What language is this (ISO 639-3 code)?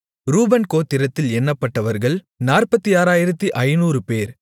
tam